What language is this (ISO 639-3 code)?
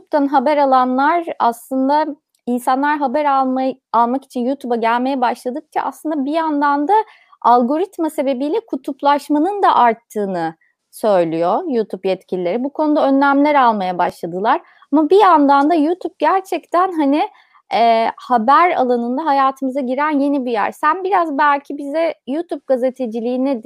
tur